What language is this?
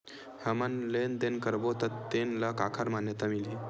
Chhattisgarhi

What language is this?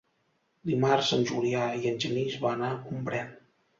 Catalan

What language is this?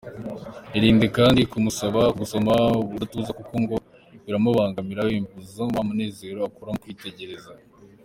Kinyarwanda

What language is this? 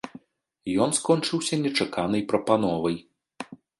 Belarusian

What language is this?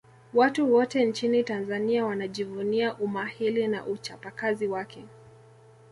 Swahili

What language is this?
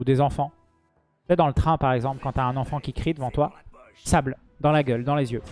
French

